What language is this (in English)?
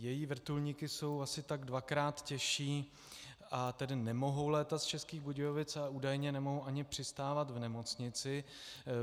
Czech